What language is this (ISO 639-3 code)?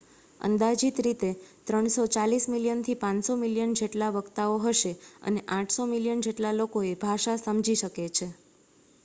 guj